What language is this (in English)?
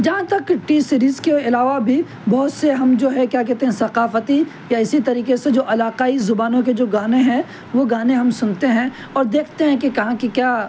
Urdu